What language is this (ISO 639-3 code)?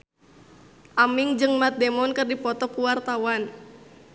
sun